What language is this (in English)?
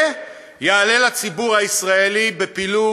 Hebrew